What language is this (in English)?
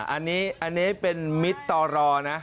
Thai